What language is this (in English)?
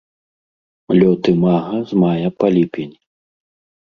Belarusian